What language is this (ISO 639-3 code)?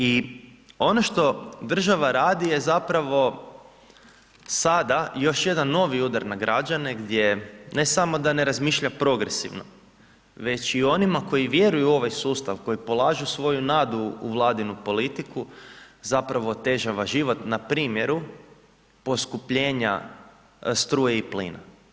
hrv